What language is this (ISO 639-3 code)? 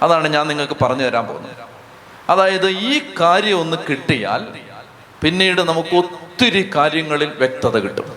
mal